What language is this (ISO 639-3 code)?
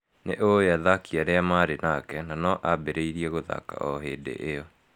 kik